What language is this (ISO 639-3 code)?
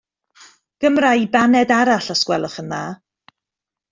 cym